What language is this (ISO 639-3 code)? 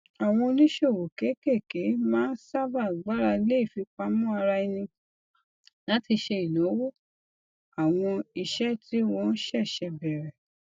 yor